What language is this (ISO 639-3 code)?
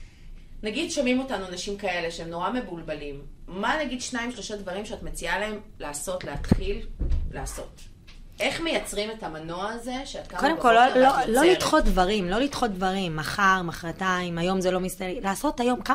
heb